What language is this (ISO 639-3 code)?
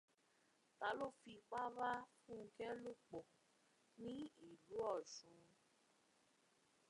yor